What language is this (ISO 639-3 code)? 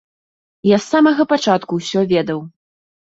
bel